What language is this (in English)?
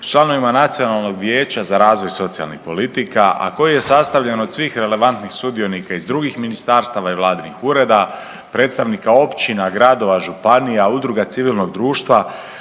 Croatian